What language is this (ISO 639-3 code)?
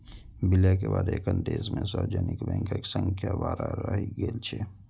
mai